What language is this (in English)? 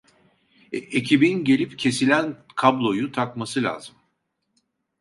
Turkish